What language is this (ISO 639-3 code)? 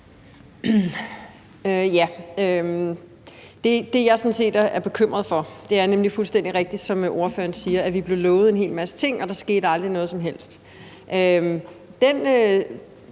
dan